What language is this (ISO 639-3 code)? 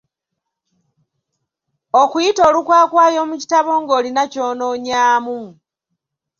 lug